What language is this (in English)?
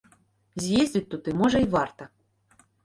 Belarusian